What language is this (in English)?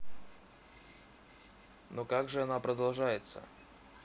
Russian